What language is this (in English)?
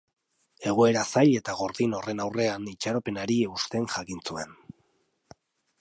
Basque